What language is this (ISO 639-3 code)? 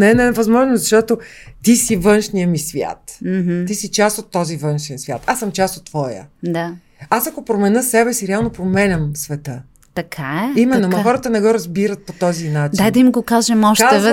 bul